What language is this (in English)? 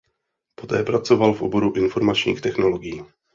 Czech